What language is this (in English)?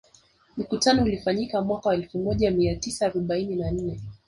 Swahili